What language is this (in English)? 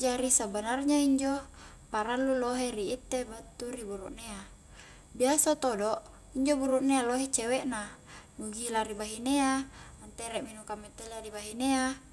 Highland Konjo